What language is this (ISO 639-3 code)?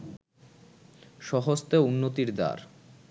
ben